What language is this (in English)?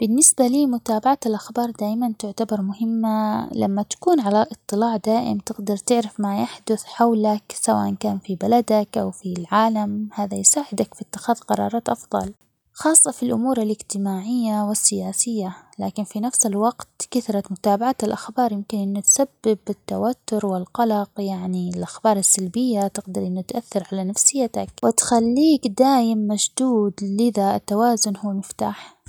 Omani Arabic